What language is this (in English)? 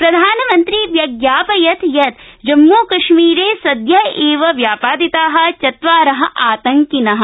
Sanskrit